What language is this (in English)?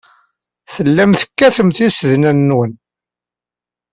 Kabyle